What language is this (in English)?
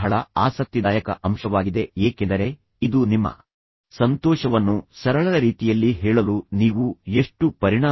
Kannada